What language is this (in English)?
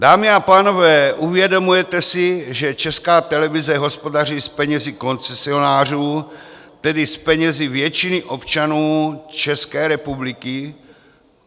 Czech